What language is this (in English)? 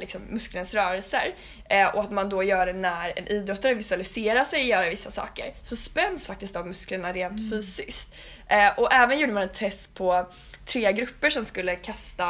Swedish